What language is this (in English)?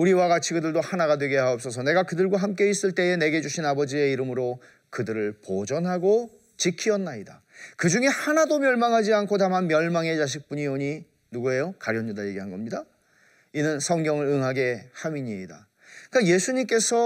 Korean